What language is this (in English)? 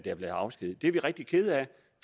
Danish